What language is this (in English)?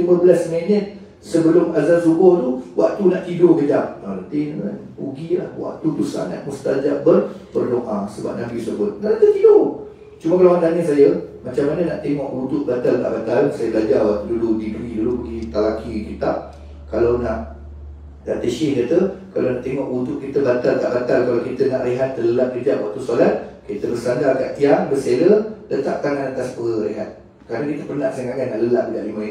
Malay